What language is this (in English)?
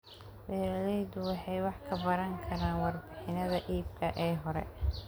Somali